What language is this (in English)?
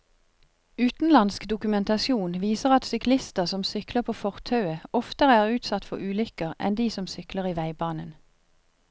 Norwegian